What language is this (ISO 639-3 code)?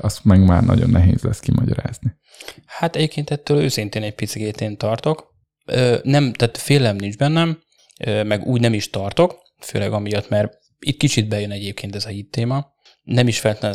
hun